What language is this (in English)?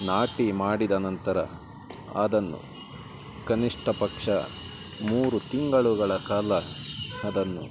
Kannada